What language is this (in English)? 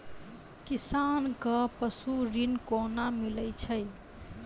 Maithili